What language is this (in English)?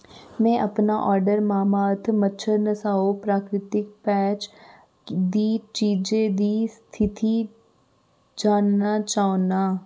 Dogri